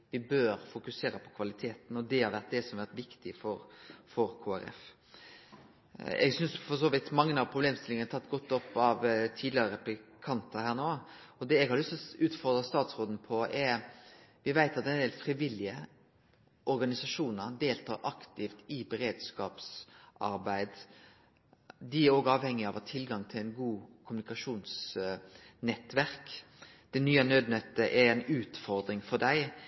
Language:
Norwegian Nynorsk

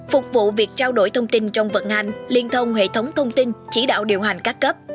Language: Vietnamese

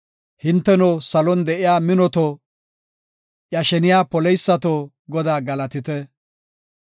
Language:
Gofa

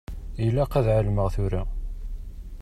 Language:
Kabyle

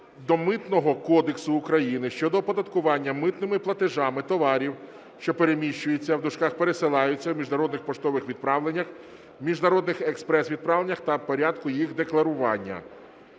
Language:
Ukrainian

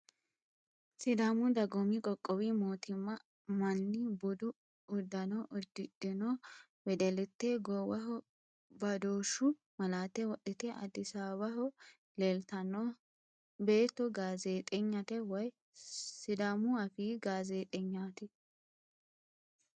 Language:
Sidamo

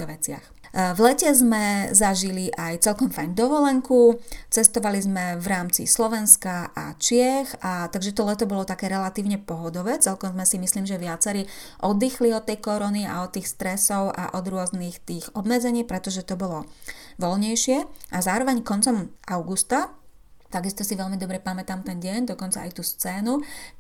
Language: Slovak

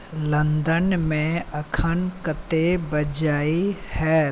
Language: Maithili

